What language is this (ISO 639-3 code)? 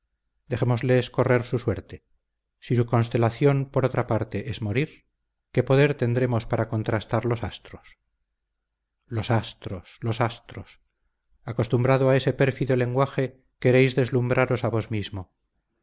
spa